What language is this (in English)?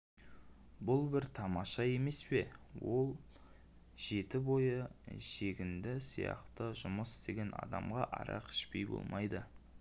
Kazakh